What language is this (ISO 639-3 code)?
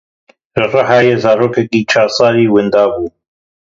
kur